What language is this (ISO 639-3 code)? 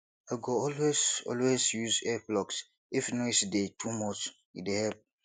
pcm